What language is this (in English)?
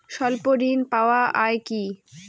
Bangla